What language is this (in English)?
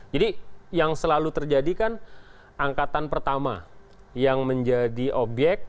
Indonesian